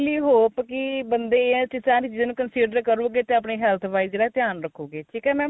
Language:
Punjabi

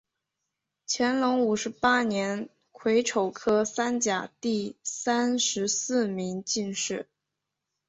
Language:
Chinese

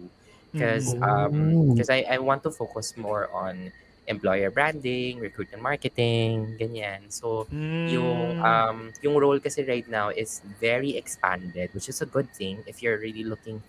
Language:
Filipino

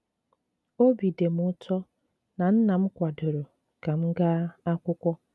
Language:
Igbo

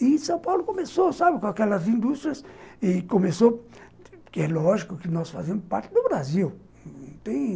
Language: Portuguese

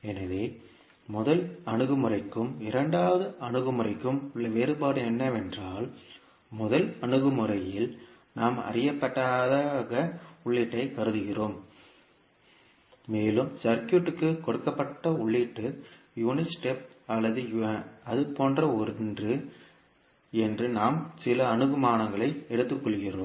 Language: Tamil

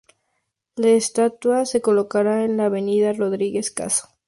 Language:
Spanish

